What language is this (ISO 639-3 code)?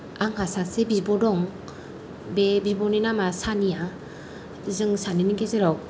brx